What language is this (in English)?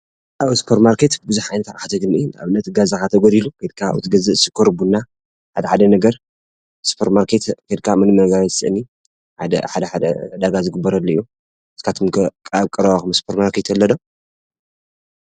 Tigrinya